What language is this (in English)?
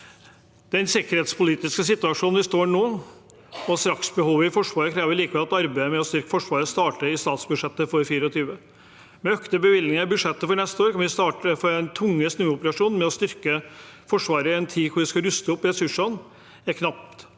Norwegian